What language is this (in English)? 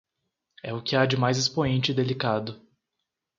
Portuguese